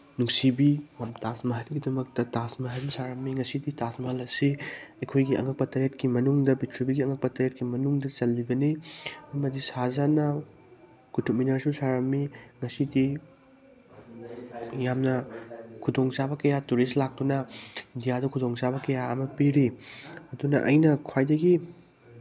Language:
Manipuri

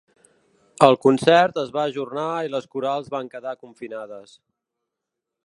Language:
Catalan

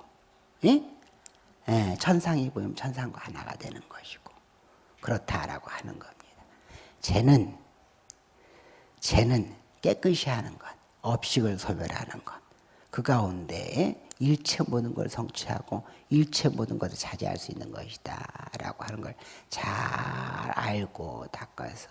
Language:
Korean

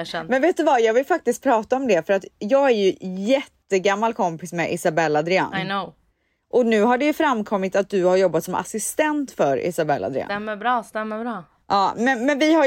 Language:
Swedish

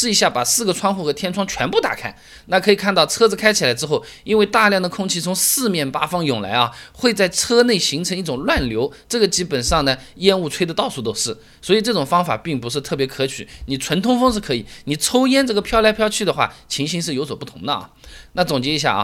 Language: Chinese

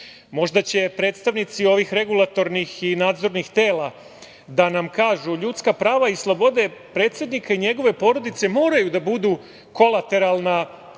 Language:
Serbian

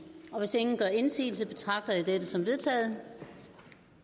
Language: Danish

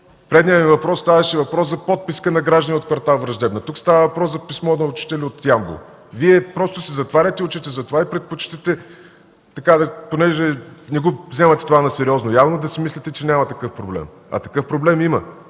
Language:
Bulgarian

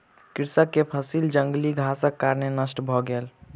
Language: Maithili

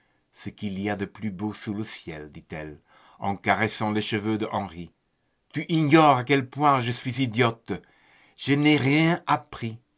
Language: French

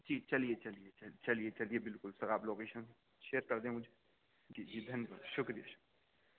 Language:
Urdu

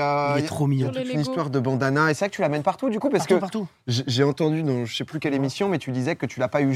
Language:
French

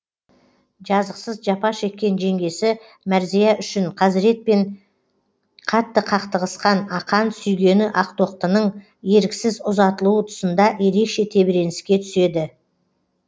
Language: Kazakh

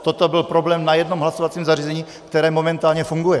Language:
Czech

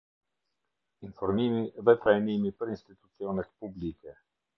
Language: Albanian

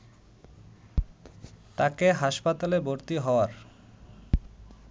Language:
Bangla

